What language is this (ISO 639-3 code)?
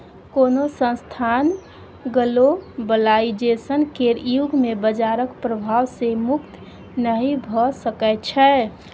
mai